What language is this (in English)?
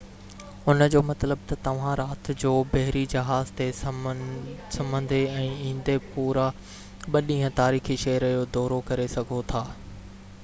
Sindhi